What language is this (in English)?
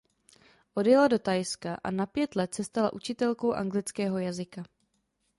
Czech